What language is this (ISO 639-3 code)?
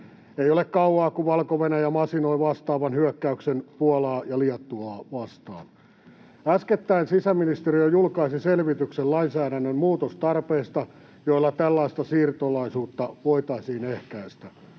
fin